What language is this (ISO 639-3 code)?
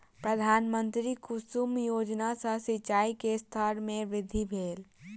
mai